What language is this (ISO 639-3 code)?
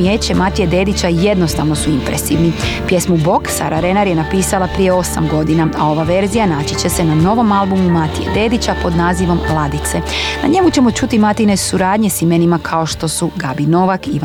hrv